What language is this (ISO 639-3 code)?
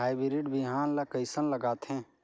hne